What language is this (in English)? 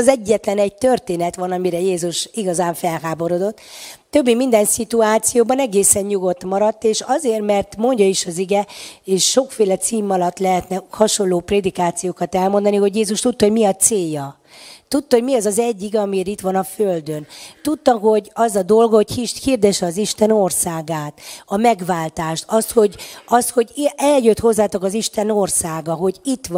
Hungarian